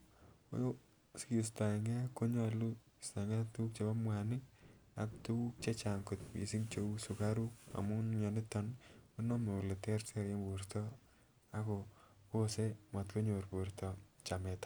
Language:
Kalenjin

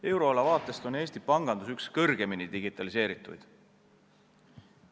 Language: Estonian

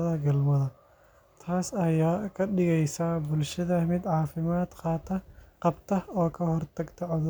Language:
Somali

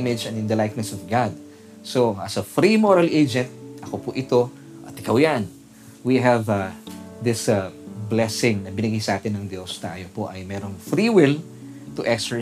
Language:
Filipino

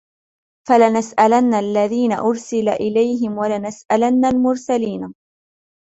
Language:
Arabic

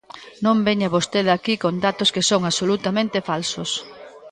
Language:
Galician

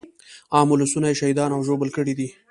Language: Pashto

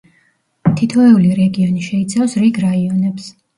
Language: Georgian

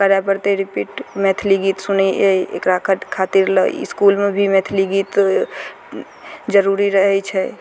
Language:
Maithili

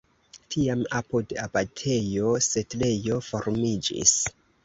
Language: Esperanto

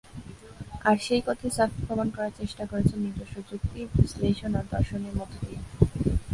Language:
Bangla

